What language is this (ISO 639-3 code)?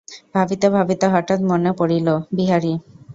ben